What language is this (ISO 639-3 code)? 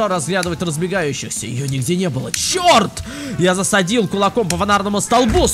rus